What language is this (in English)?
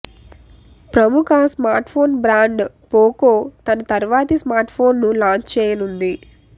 Telugu